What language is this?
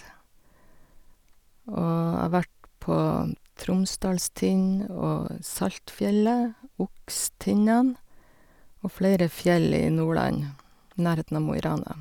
Norwegian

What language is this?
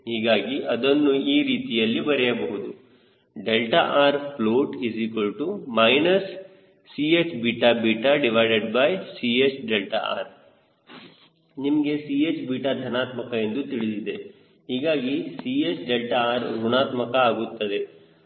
Kannada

